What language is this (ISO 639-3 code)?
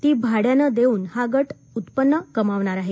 mar